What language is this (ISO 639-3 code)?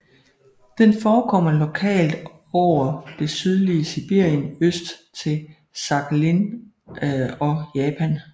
dan